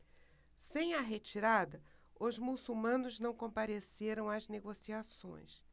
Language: Portuguese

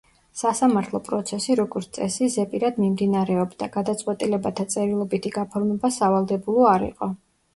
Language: Georgian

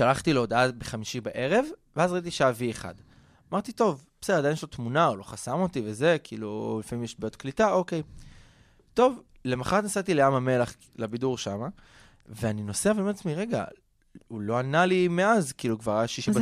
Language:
Hebrew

